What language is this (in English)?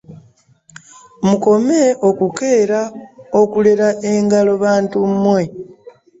Ganda